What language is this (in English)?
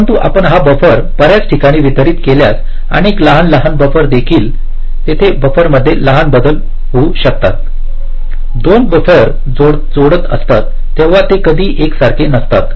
Marathi